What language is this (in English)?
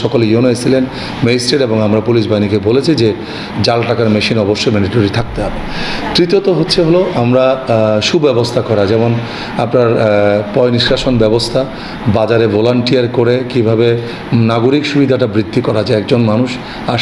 Bangla